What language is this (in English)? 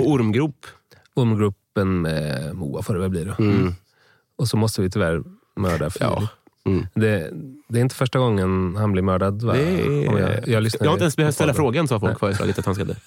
Swedish